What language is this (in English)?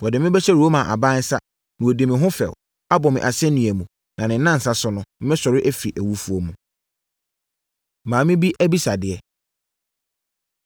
Akan